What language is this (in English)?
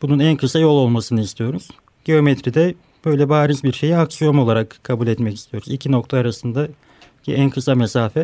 Turkish